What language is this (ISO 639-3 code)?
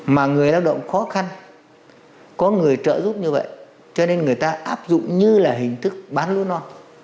vie